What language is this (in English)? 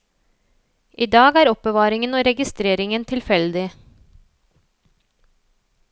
Norwegian